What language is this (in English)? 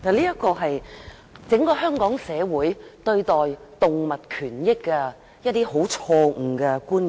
Cantonese